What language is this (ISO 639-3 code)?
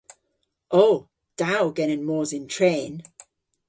cor